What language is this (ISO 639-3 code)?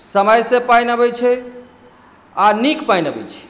mai